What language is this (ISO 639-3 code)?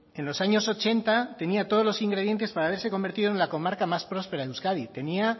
spa